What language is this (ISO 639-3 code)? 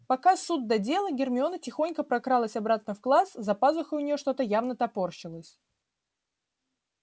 rus